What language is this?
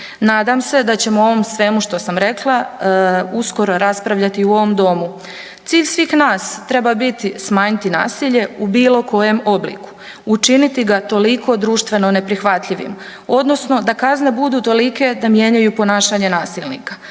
Croatian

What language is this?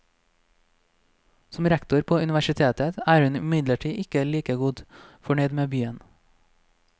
Norwegian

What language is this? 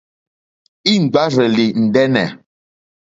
Mokpwe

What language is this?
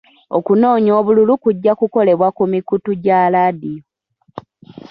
Ganda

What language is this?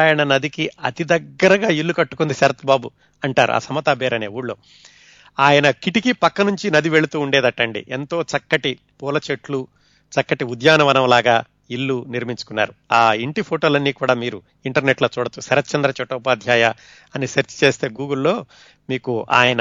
Telugu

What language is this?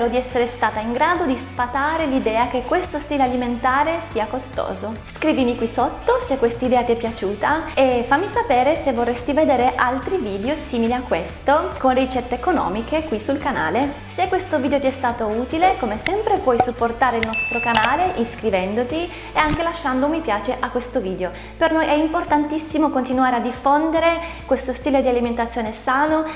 Italian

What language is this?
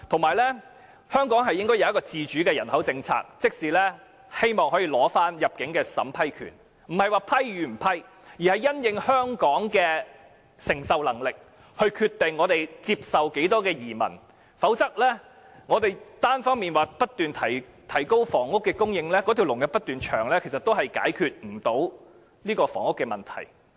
Cantonese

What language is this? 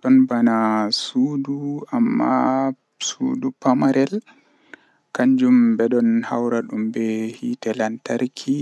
Western Niger Fulfulde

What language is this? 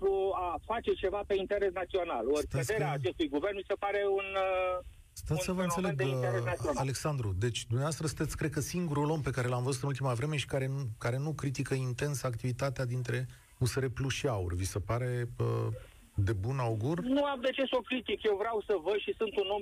Romanian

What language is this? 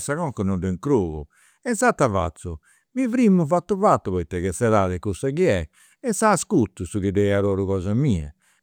Campidanese Sardinian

